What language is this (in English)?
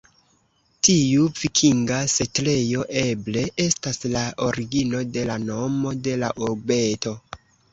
Esperanto